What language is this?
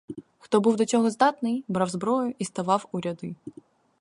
Ukrainian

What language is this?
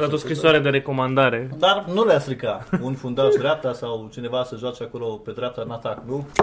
Romanian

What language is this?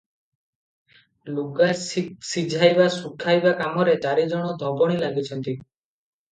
Odia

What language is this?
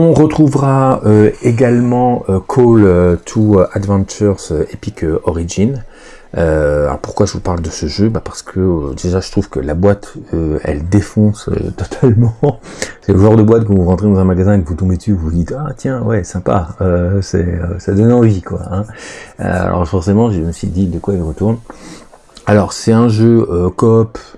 French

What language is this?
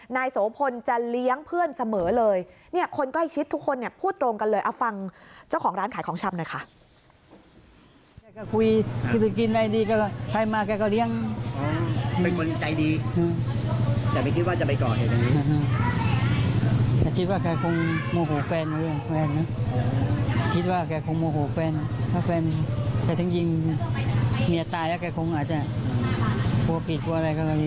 Thai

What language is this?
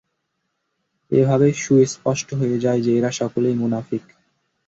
Bangla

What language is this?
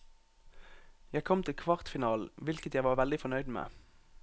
Norwegian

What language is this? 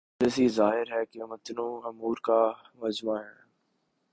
Urdu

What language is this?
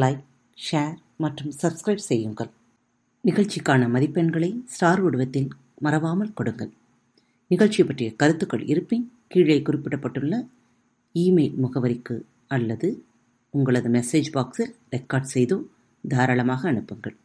Tamil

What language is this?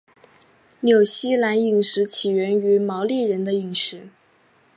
Chinese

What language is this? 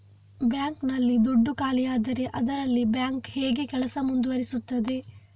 Kannada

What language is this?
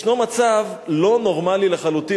Hebrew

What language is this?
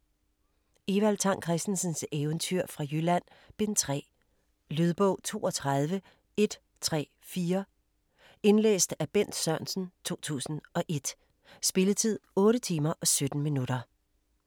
Danish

